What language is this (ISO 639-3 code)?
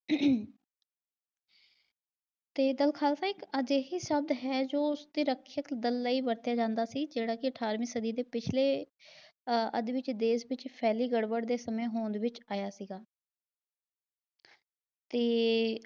pan